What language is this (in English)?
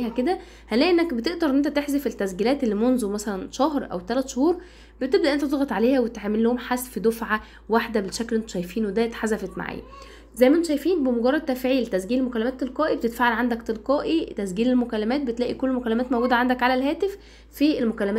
Arabic